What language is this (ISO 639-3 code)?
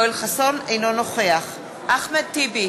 heb